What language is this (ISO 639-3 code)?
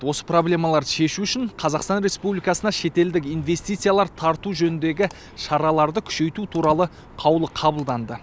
kaz